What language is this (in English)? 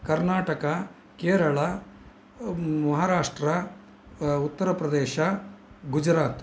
Sanskrit